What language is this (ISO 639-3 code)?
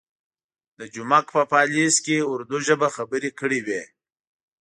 pus